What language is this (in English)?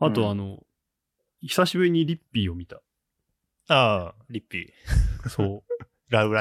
Japanese